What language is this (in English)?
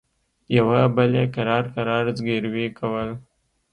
Pashto